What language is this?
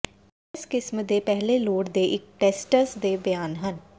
Punjabi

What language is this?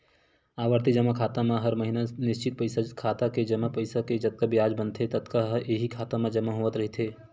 Chhattisgarhi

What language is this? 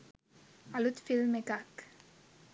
Sinhala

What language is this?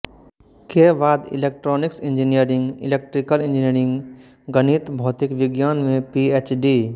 Hindi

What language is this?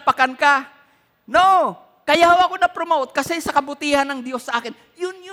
Filipino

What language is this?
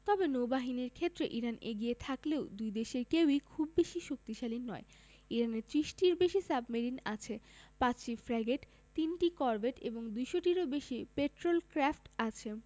Bangla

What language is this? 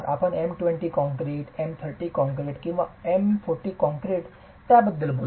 Marathi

